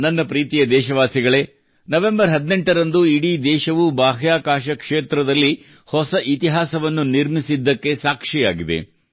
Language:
Kannada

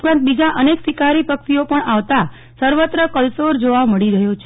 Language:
Gujarati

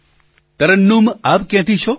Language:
Gujarati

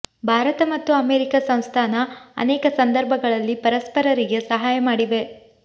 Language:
Kannada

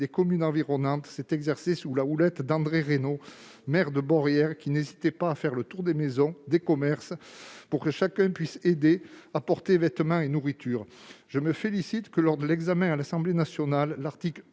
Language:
French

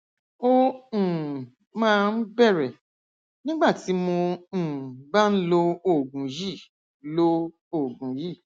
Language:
Yoruba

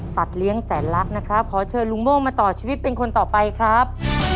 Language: Thai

